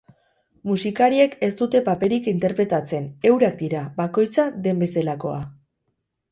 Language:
Basque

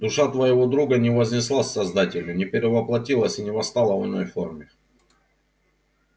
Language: Russian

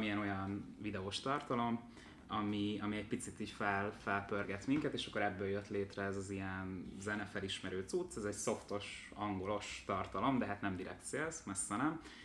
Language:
Hungarian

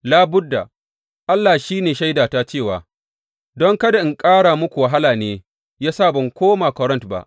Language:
Hausa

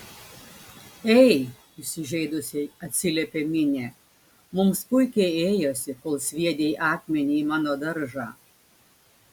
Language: Lithuanian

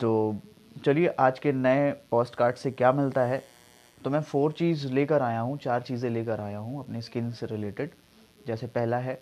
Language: Hindi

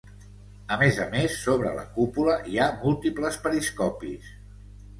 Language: Catalan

